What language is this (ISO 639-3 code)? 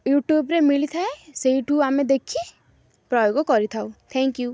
ori